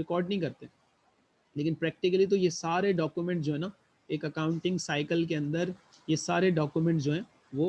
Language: Hindi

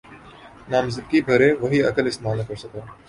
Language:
Urdu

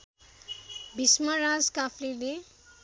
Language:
Nepali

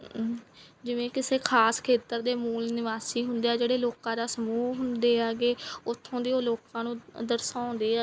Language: Punjabi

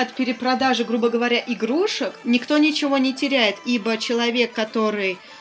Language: Russian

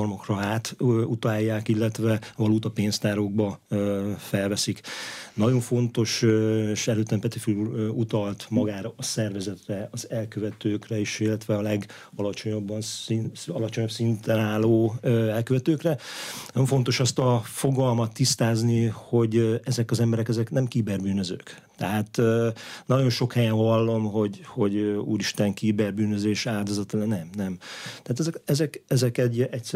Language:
Hungarian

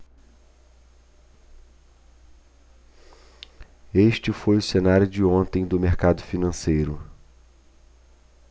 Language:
Portuguese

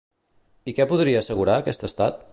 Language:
Catalan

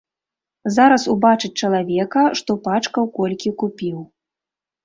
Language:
Belarusian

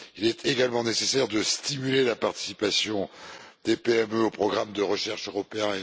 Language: French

